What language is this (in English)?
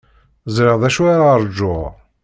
Kabyle